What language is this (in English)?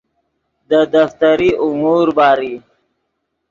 Yidgha